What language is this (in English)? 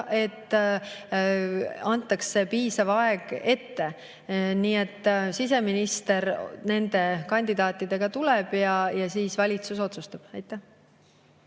Estonian